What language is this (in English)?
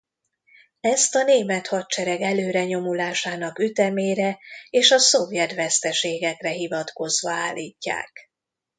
Hungarian